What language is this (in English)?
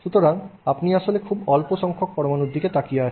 Bangla